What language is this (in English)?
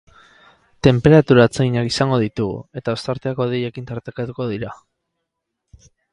Basque